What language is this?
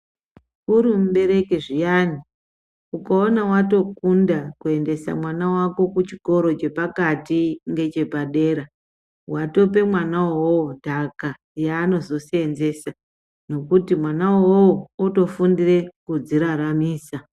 Ndau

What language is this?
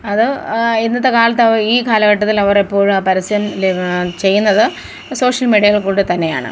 Malayalam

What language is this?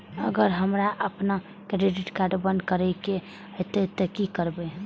Maithili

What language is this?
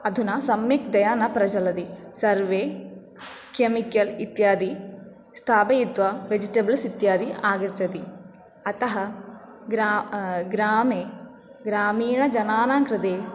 Sanskrit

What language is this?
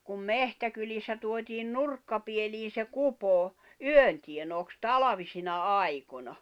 Finnish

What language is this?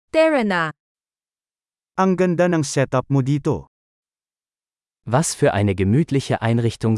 Filipino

